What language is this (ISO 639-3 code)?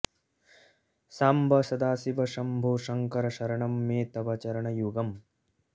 san